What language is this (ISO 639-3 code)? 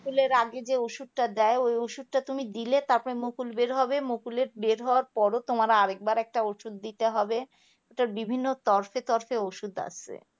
ben